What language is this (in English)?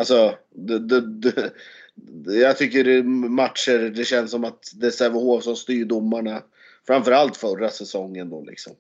Swedish